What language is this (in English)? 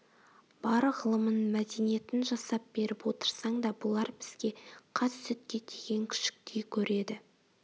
Kazakh